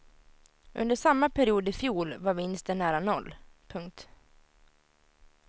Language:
Swedish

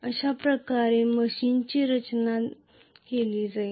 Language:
Marathi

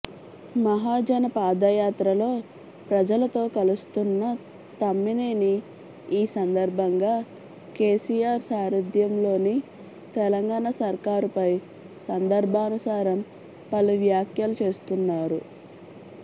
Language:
Telugu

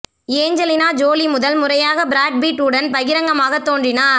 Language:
Tamil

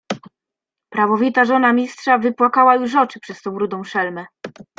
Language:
Polish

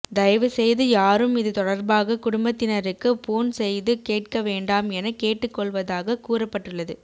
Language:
Tamil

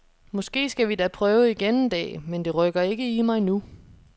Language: Danish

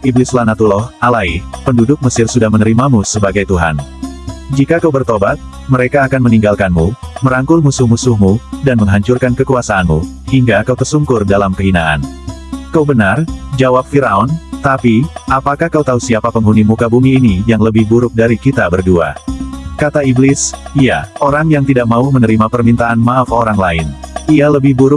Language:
Indonesian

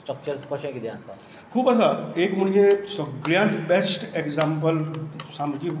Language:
Konkani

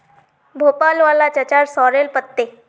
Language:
Magahi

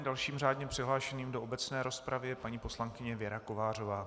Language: Czech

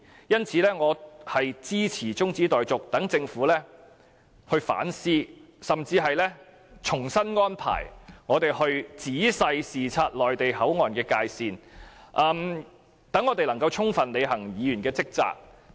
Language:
Cantonese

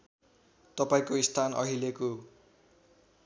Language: Nepali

